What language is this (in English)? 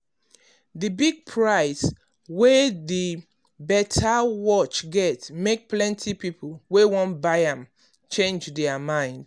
Nigerian Pidgin